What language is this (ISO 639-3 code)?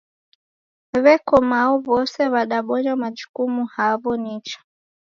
dav